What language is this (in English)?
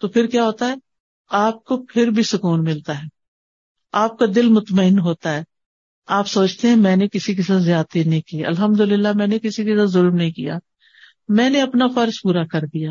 Urdu